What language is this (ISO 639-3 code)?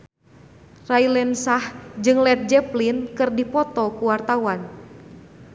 sun